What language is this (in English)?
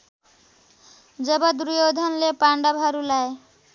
Nepali